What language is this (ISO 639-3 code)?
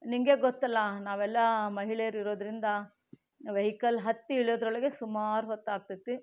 kan